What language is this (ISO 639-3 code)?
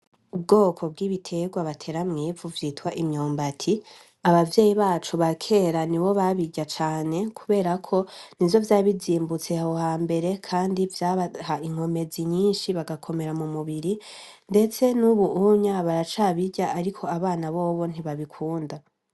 run